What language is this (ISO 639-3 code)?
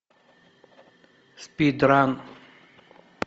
rus